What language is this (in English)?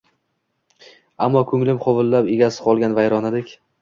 Uzbek